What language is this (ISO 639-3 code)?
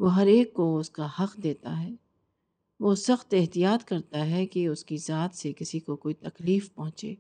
urd